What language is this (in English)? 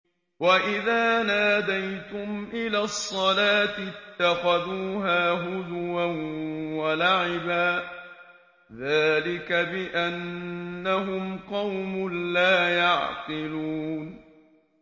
Arabic